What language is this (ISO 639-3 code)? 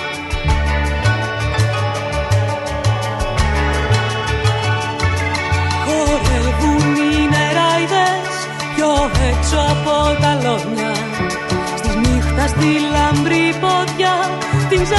ell